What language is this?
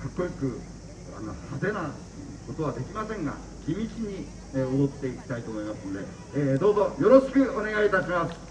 Japanese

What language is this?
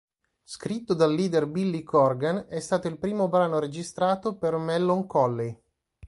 Italian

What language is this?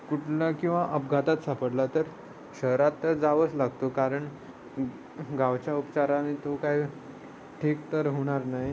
Marathi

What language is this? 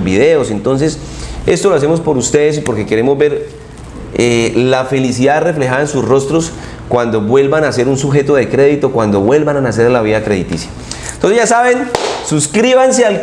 Spanish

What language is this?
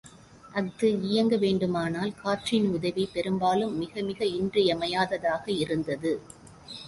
Tamil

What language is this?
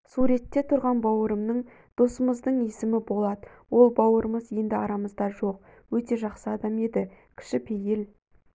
Kazakh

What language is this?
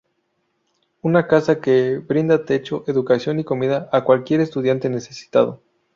Spanish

